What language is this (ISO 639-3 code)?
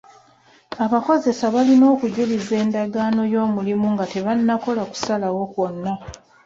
lug